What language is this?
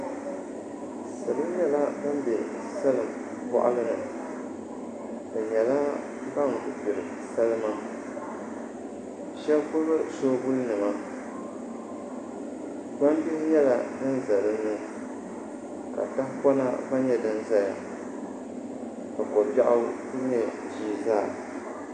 Dagbani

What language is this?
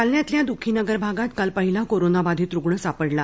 Marathi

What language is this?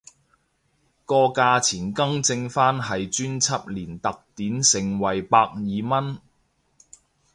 Cantonese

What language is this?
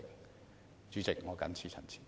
Cantonese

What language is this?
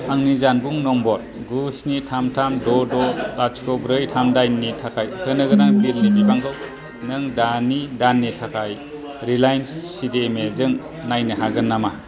Bodo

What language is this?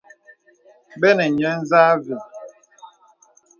Bebele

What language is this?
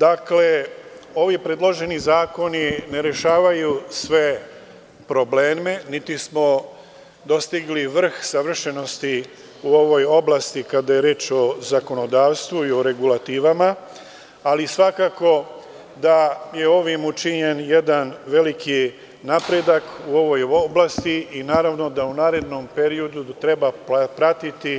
Serbian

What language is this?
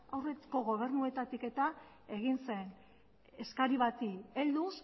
Basque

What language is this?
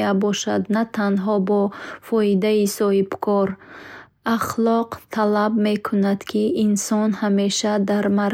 Bukharic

